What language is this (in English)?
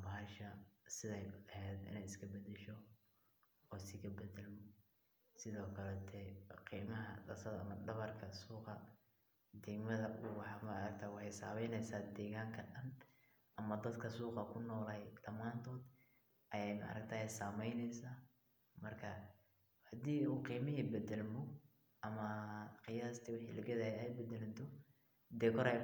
Somali